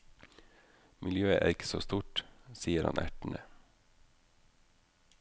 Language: Norwegian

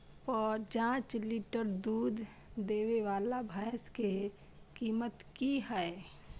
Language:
Maithili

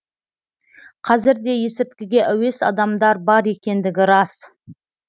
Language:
Kazakh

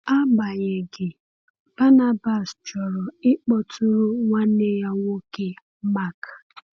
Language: Igbo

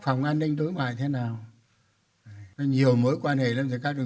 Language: Vietnamese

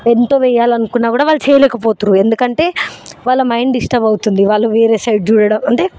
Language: Telugu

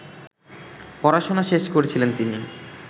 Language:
Bangla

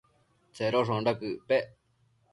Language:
Matsés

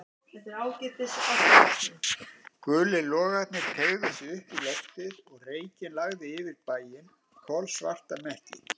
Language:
Icelandic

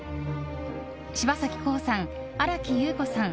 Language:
Japanese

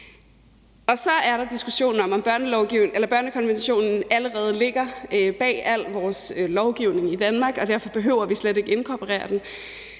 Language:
Danish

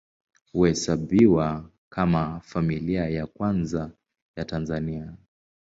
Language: Swahili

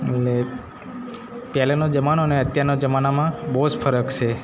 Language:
Gujarati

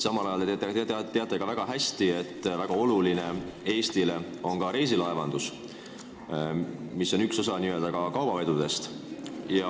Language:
Estonian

